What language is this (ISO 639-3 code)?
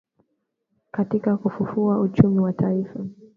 swa